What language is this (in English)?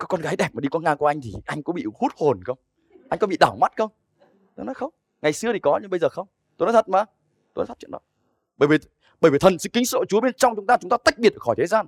Vietnamese